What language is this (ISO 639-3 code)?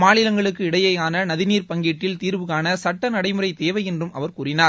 tam